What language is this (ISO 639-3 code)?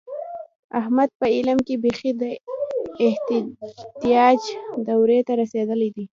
pus